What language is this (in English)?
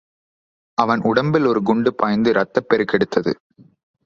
Tamil